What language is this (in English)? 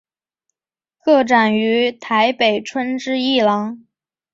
Chinese